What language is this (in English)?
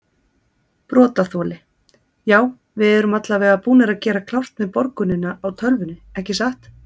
Icelandic